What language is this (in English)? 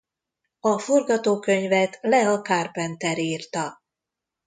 Hungarian